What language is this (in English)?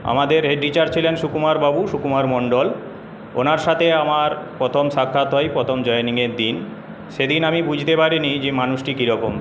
Bangla